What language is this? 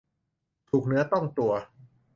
Thai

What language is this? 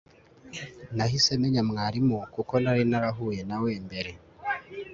Kinyarwanda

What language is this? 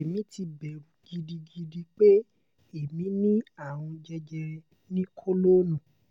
Yoruba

